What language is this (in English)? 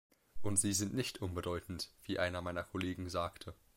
German